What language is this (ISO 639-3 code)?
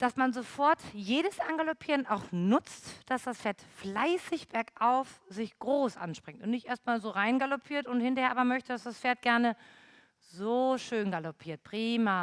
deu